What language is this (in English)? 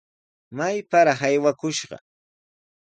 Sihuas Ancash Quechua